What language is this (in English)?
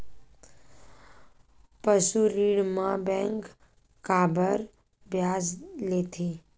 Chhattisgarhi